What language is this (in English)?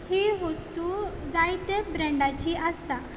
Konkani